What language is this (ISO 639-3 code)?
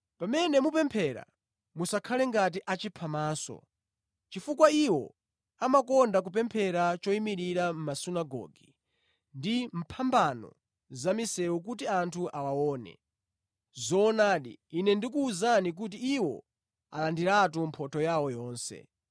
nya